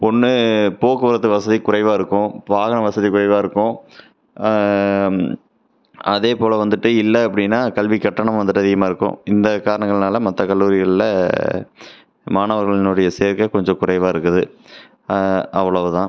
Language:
Tamil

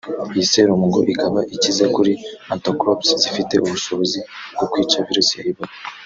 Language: Kinyarwanda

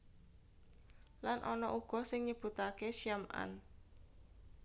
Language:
Javanese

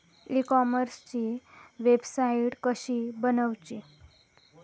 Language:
Marathi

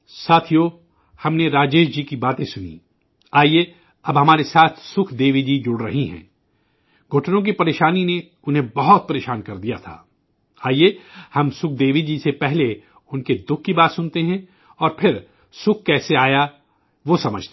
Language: Urdu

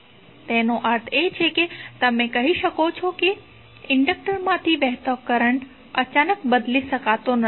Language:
Gujarati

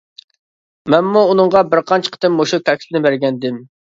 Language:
Uyghur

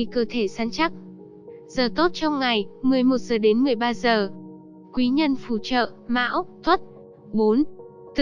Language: Vietnamese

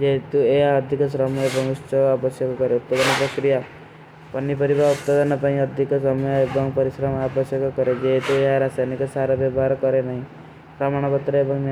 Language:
Kui (India)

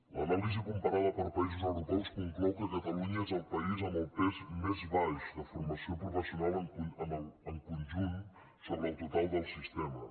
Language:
Catalan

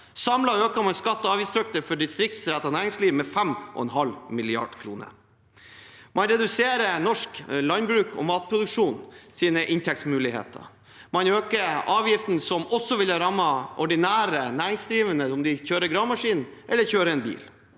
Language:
Norwegian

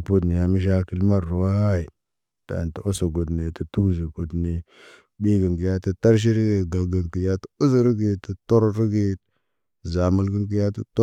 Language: Naba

